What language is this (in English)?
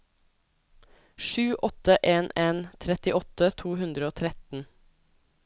Norwegian